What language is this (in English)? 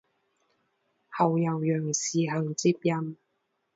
Chinese